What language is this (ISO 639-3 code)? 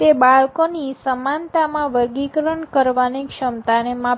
guj